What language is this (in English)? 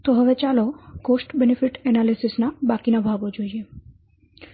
Gujarati